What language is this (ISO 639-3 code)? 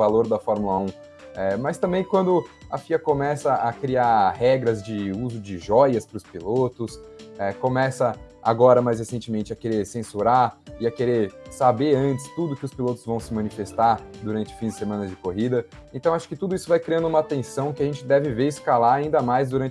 por